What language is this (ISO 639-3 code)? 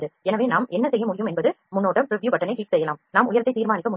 tam